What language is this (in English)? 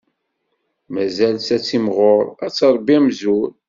Kabyle